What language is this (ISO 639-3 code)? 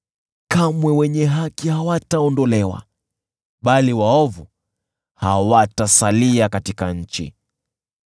swa